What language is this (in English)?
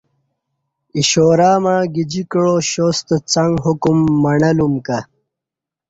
Kati